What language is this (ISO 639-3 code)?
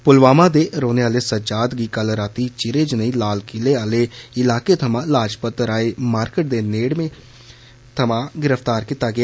doi